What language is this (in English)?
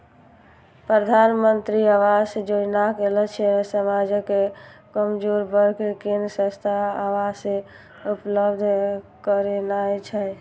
Maithili